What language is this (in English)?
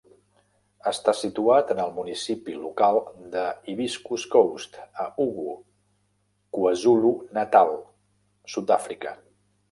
Catalan